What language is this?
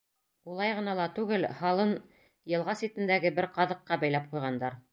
Bashkir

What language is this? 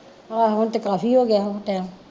Punjabi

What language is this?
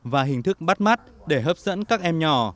Vietnamese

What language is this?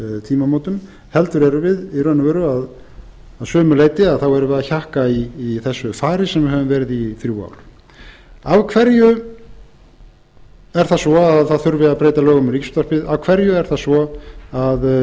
Icelandic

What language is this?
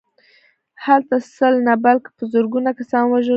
Pashto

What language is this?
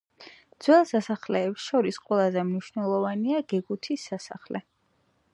Georgian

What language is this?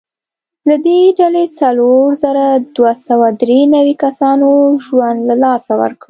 Pashto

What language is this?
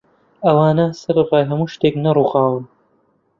Central Kurdish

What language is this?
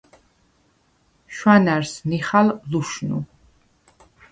Svan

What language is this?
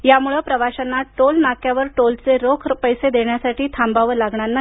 Marathi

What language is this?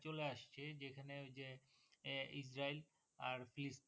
Bangla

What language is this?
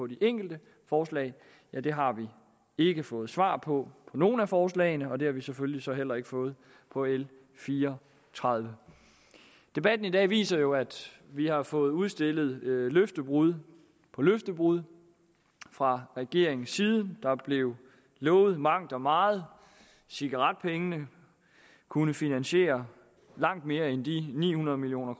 Danish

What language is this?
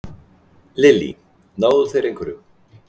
Icelandic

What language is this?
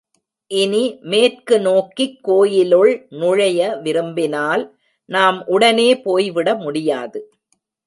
Tamil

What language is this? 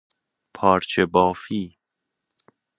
Persian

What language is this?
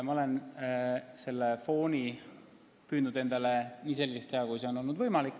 Estonian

